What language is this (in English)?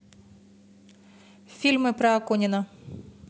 Russian